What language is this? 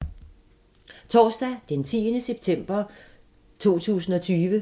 Danish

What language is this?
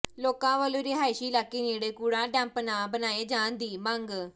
Punjabi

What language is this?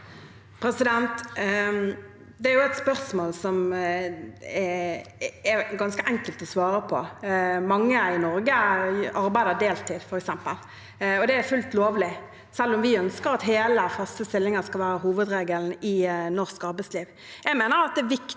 Norwegian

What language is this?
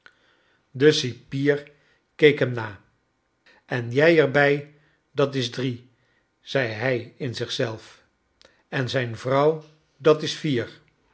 Dutch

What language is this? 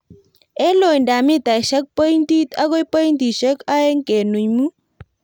Kalenjin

